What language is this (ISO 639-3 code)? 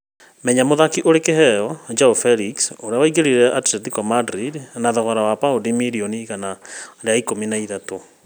kik